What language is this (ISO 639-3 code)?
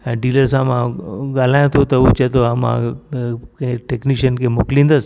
snd